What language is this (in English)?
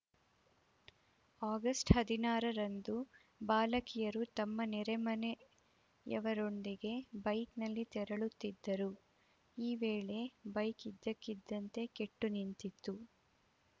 Kannada